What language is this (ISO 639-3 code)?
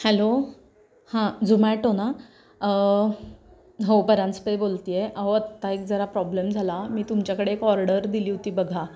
mar